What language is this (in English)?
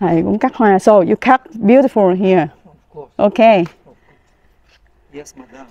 Vietnamese